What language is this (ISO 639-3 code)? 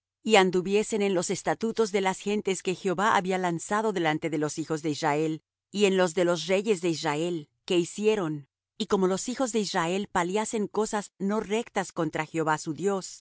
spa